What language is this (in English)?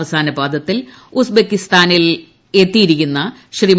Malayalam